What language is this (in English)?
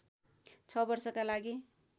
Nepali